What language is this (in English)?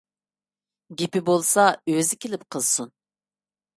Uyghur